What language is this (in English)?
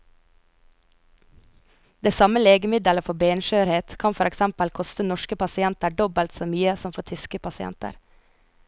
Norwegian